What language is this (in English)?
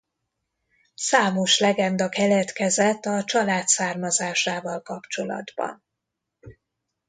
Hungarian